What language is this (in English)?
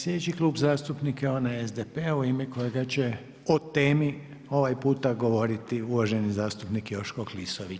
Croatian